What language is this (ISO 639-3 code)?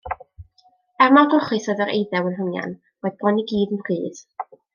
cym